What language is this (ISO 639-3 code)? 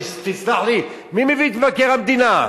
heb